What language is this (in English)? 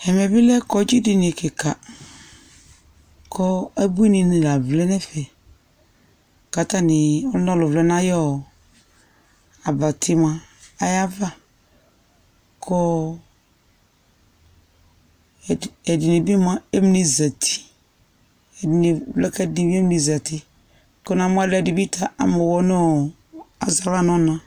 Ikposo